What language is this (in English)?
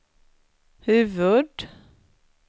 Swedish